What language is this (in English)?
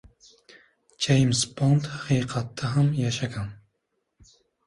Uzbek